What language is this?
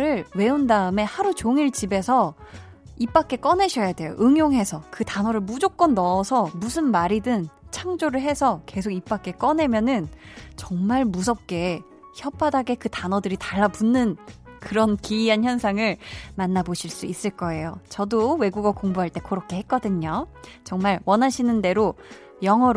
Korean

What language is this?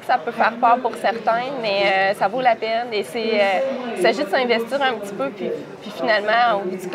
French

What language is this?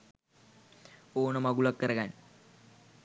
Sinhala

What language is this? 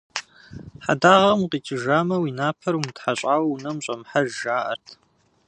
Kabardian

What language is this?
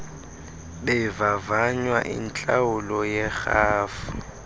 Xhosa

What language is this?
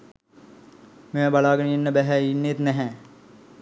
Sinhala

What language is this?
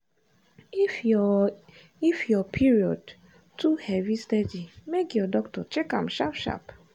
Nigerian Pidgin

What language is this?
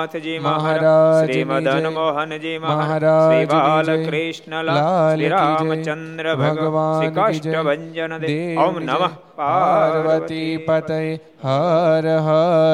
Gujarati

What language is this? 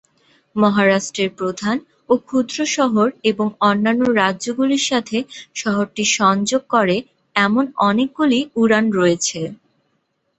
Bangla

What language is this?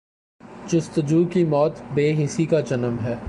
Urdu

